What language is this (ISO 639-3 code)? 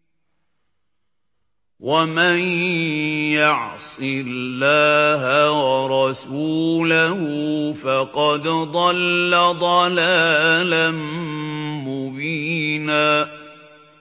ara